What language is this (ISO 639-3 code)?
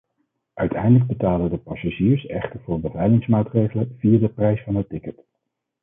nld